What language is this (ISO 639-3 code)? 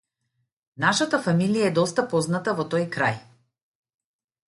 mkd